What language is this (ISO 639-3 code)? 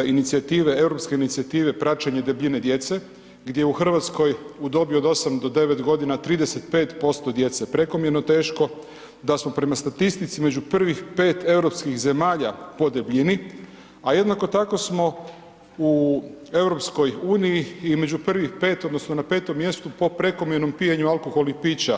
hrv